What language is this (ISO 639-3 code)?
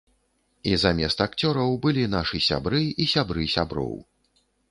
bel